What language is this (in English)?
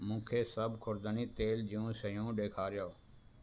Sindhi